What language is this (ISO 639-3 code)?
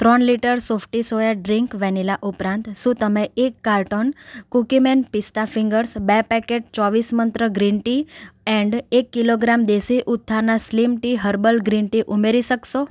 guj